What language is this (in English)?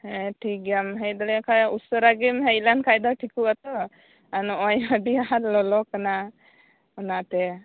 Santali